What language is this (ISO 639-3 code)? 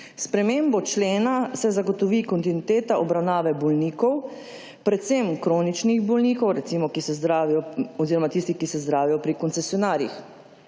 slv